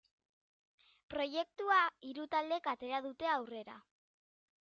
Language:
Basque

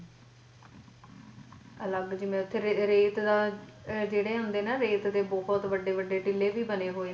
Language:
Punjabi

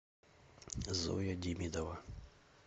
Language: Russian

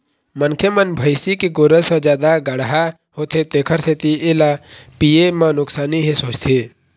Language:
Chhattisgarhi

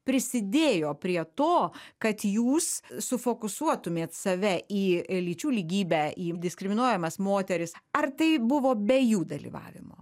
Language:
Lithuanian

